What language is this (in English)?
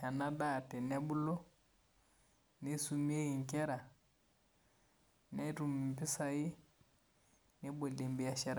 Masai